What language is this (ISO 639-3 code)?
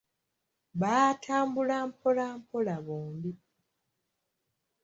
lug